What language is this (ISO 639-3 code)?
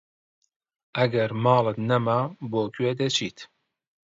ckb